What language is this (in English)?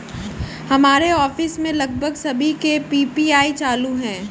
Hindi